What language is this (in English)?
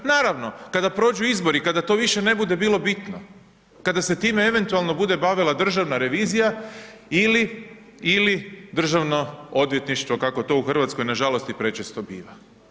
Croatian